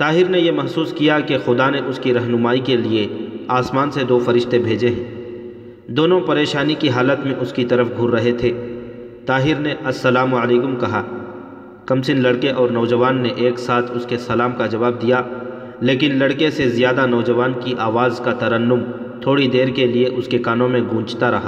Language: Urdu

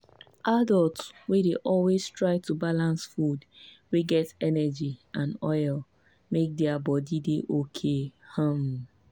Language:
Nigerian Pidgin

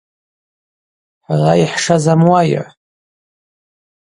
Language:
Abaza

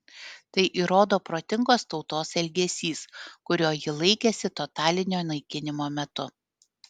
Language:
Lithuanian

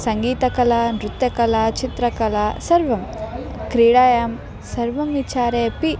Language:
Sanskrit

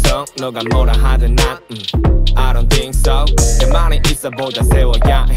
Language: Japanese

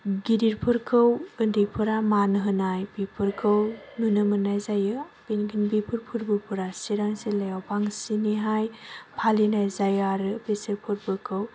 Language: Bodo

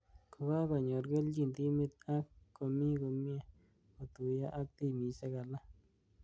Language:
Kalenjin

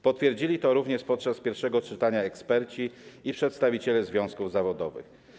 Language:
Polish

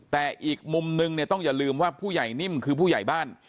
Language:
Thai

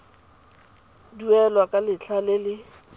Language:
Tswana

